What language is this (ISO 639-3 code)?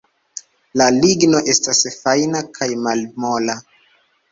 epo